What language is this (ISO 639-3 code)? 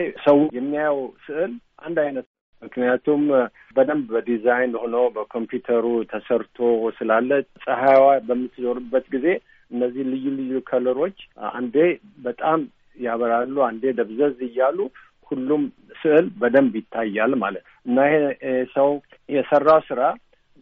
amh